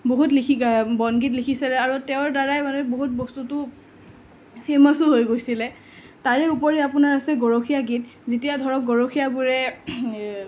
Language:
Assamese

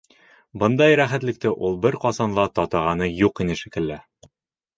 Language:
Bashkir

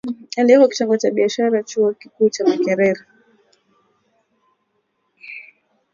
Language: Swahili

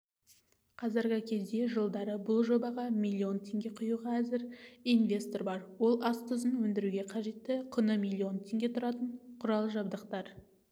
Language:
Kazakh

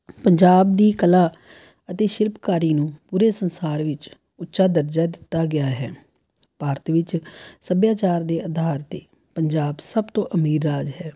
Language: Punjabi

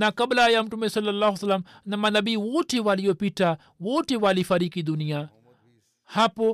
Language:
Swahili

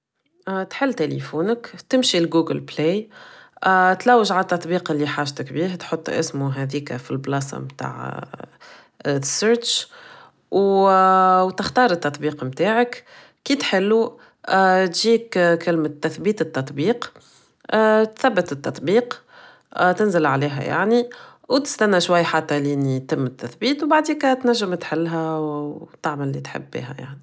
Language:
Tunisian Arabic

